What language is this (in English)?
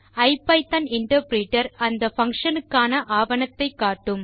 Tamil